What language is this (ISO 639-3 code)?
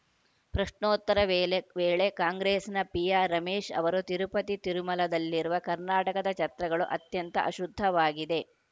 kan